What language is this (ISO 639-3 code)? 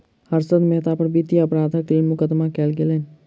mai